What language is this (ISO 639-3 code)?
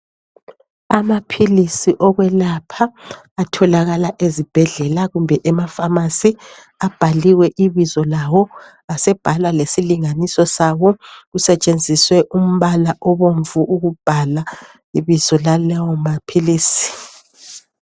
nde